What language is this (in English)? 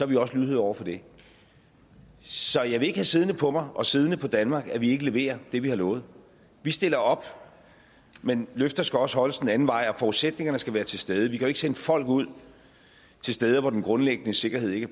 Danish